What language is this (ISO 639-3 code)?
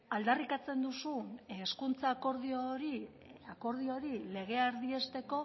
eus